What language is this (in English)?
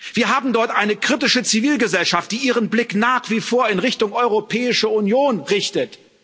German